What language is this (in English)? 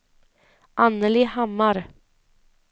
Swedish